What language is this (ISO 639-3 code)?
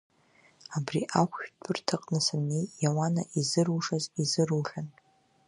abk